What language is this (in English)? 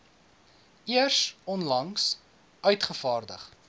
Afrikaans